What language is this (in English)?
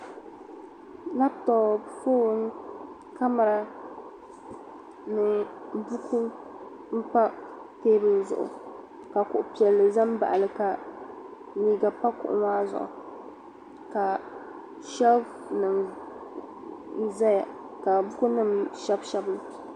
Dagbani